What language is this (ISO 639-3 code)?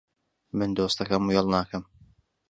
ckb